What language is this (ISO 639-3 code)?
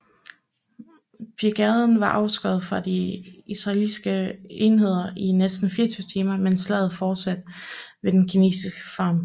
dan